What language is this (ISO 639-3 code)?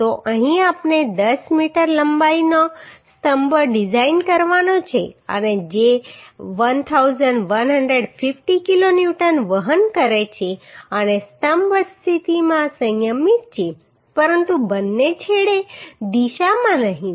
guj